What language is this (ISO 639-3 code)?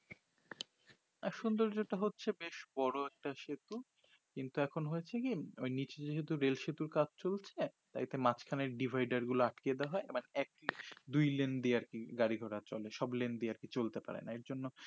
ben